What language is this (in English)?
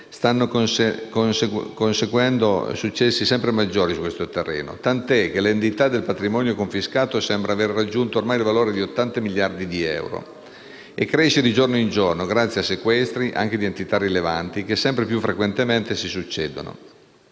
Italian